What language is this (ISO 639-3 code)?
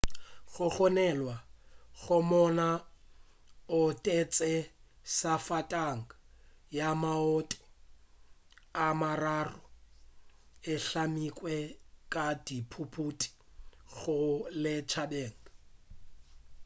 nso